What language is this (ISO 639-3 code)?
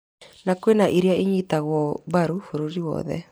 kik